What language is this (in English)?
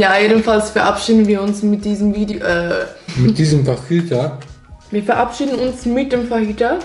German